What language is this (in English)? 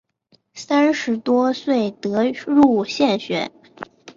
Chinese